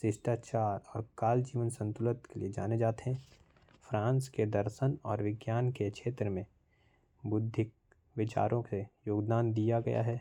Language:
Korwa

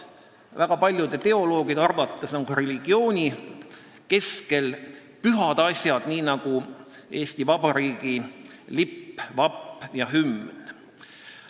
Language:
Estonian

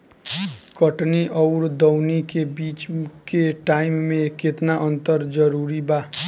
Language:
Bhojpuri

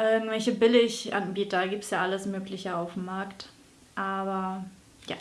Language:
German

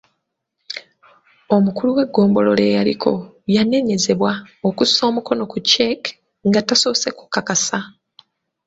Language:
Ganda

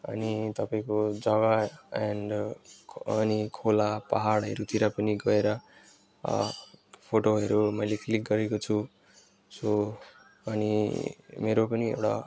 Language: Nepali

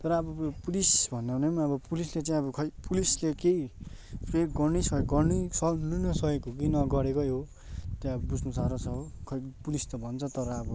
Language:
Nepali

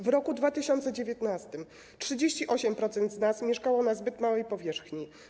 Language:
Polish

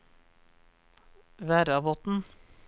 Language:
Norwegian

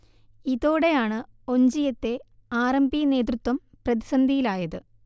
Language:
Malayalam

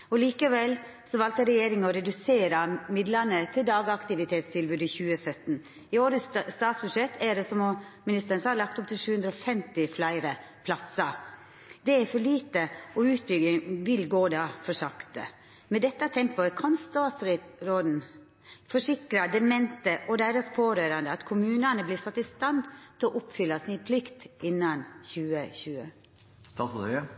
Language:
Norwegian Nynorsk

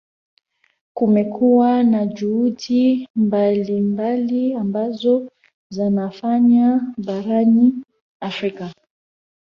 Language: Swahili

